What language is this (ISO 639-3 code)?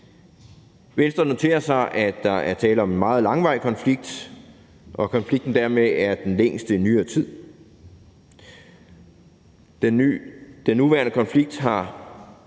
dan